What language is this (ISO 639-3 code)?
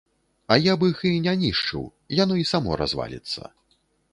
bel